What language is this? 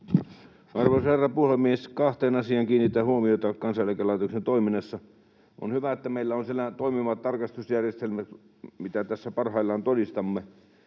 Finnish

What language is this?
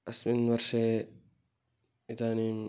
Sanskrit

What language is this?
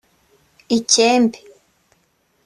Kinyarwanda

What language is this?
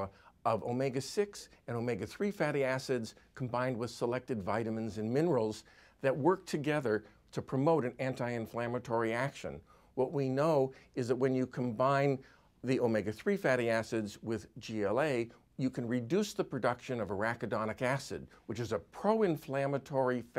English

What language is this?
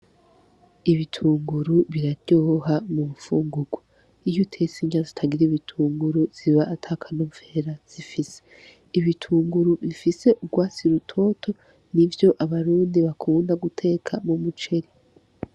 Rundi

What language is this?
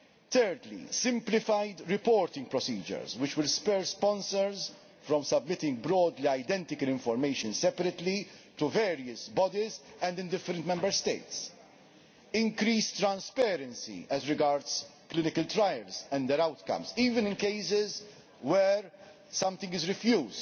English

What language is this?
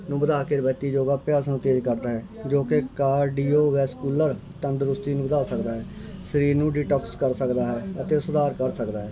Punjabi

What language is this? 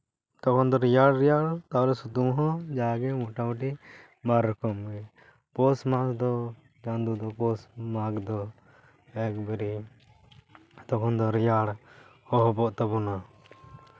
Santali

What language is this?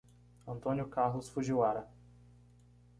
Portuguese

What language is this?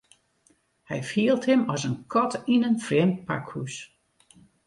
Western Frisian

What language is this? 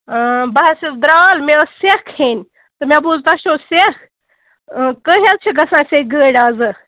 Kashmiri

